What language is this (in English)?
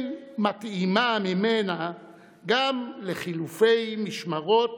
Hebrew